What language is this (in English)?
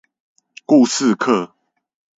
Chinese